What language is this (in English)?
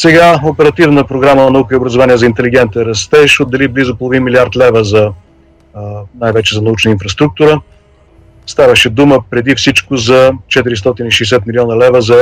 Bulgarian